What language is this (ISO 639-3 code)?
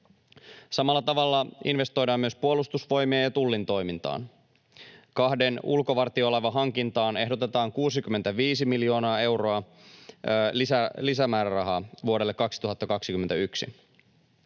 fin